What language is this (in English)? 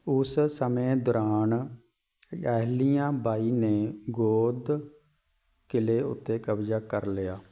Punjabi